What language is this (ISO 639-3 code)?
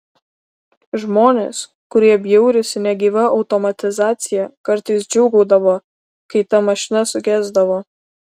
lit